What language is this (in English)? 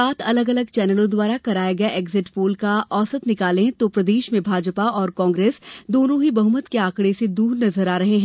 Hindi